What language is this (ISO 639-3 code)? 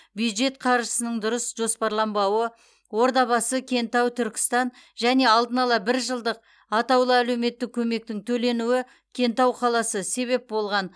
kaz